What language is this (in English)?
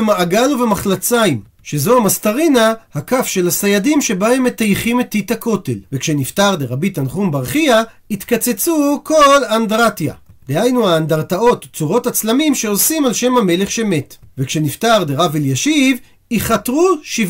Hebrew